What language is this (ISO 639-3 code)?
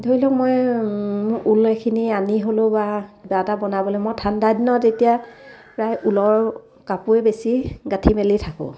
asm